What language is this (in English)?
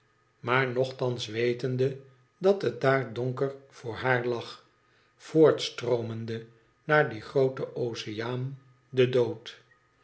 Dutch